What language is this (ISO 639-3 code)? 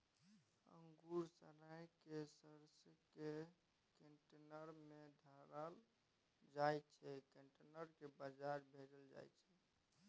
mai